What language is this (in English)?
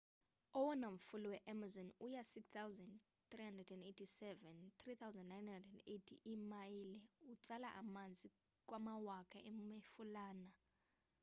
Xhosa